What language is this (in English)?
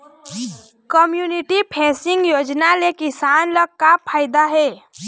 Chhattisgarhi